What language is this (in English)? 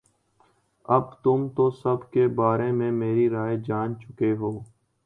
Urdu